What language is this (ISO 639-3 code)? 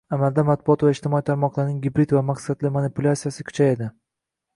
uzb